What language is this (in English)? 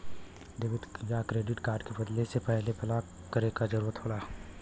Bhojpuri